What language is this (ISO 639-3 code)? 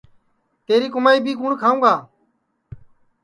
ssi